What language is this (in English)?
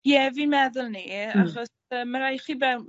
Welsh